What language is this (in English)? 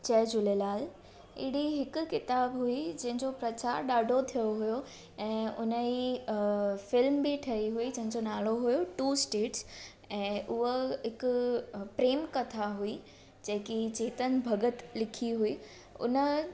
Sindhi